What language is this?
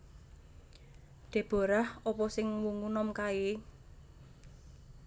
Javanese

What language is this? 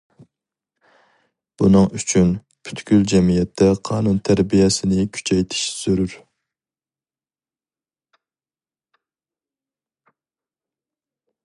Uyghur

